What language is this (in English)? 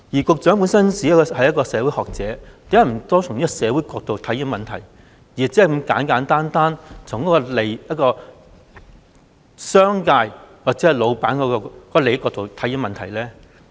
Cantonese